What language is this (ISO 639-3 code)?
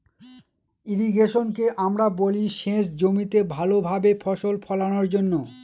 ben